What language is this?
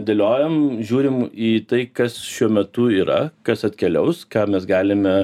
Lithuanian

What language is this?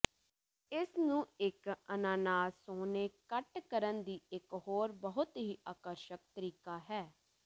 Punjabi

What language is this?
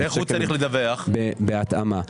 Hebrew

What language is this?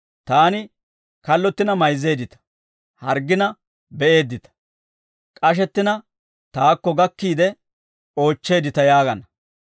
Dawro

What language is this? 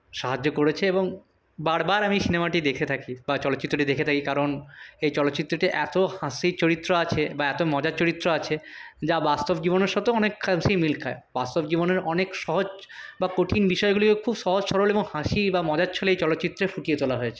Bangla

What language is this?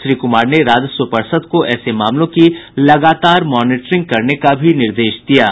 Hindi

